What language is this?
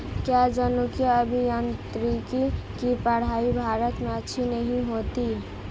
Hindi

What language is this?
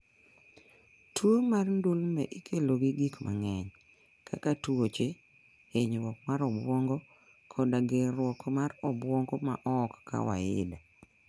Luo (Kenya and Tanzania)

